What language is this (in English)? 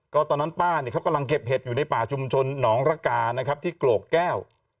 Thai